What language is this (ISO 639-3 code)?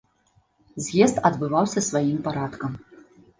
bel